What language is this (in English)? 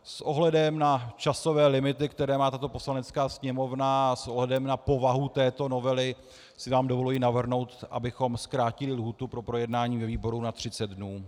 Czech